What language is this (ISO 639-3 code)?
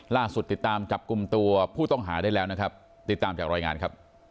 tha